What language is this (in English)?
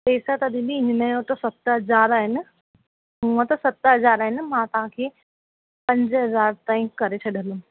Sindhi